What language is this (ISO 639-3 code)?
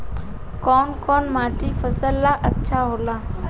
bho